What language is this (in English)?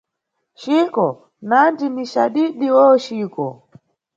Nyungwe